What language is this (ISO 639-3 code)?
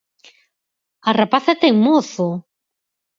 glg